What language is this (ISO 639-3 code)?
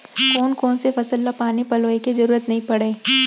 hne